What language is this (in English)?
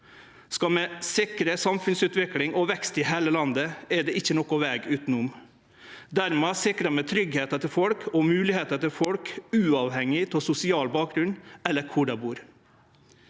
Norwegian